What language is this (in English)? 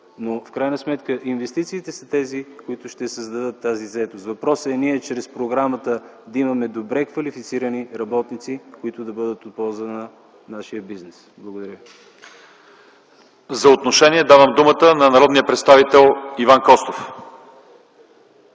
Bulgarian